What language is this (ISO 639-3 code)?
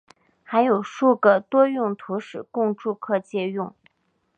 zho